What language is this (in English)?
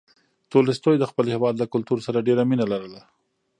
Pashto